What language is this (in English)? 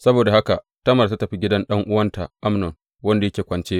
Hausa